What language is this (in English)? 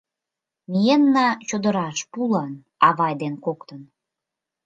Mari